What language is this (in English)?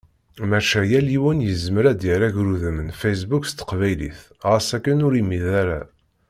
Kabyle